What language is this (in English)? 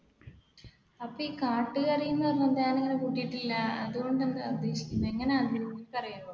Malayalam